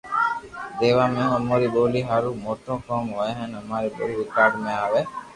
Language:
Loarki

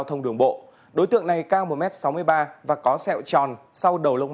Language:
Vietnamese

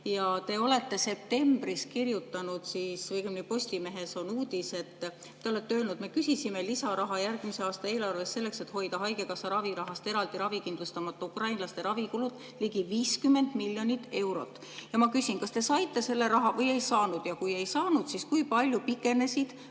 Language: Estonian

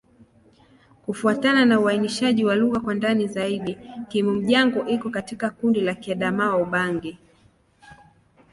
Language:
Swahili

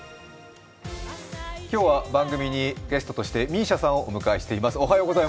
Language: Japanese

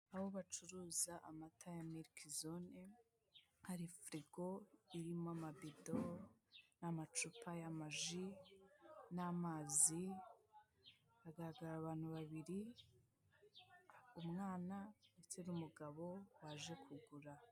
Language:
Kinyarwanda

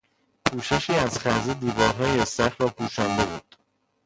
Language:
Persian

